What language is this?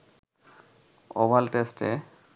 Bangla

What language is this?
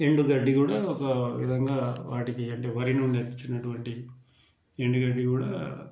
Telugu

